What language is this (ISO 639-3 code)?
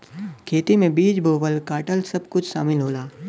bho